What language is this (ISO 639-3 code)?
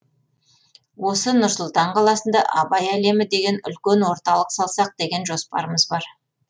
kaz